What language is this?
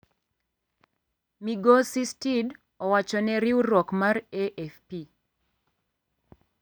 Luo (Kenya and Tanzania)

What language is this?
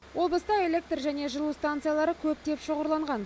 Kazakh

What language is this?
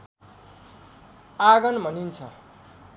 Nepali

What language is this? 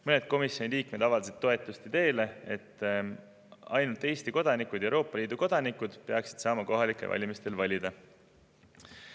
Estonian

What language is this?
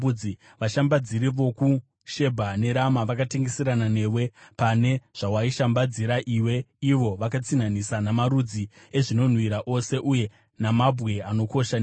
Shona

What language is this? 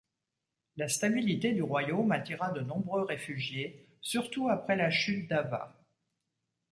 French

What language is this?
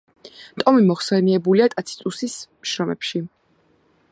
Georgian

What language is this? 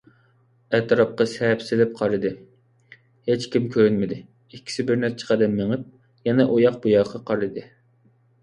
Uyghur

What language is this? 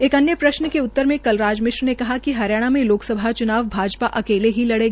Hindi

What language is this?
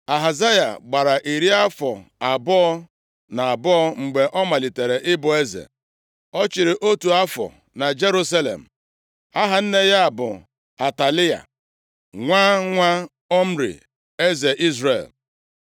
Igbo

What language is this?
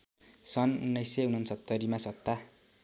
Nepali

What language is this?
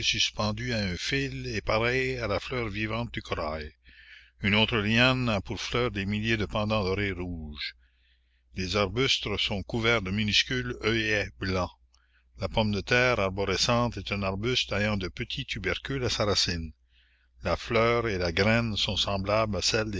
French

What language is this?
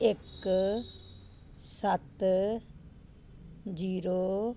Punjabi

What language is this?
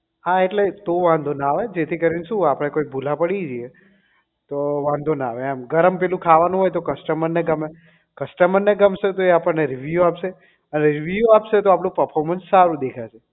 Gujarati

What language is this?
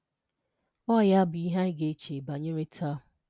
Igbo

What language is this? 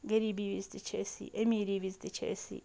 Kashmiri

